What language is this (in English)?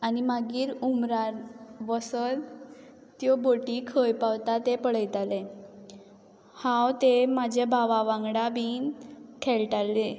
Konkani